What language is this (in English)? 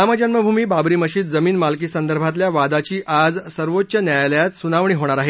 Marathi